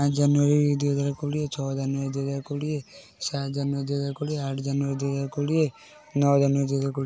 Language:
Odia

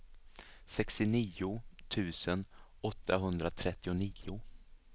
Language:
Swedish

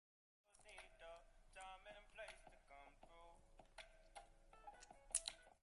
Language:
Uzbek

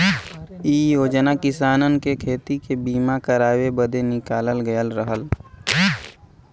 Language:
Bhojpuri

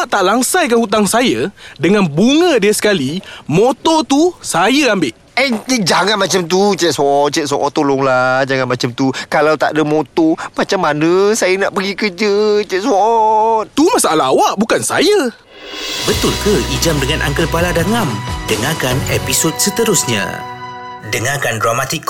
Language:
Malay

